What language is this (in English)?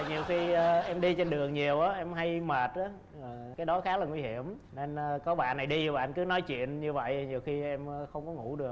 Vietnamese